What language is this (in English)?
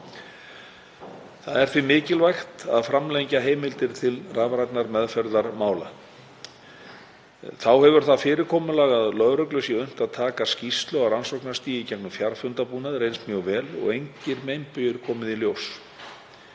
Icelandic